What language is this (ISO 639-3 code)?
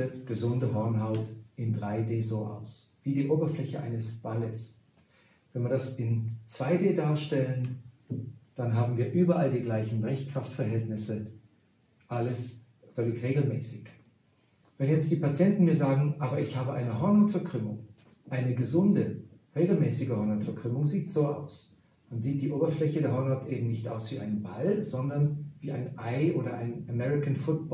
deu